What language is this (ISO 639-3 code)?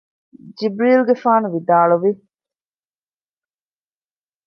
div